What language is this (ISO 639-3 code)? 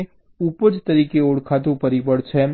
guj